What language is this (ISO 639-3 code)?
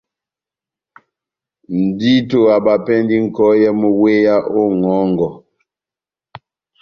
bnm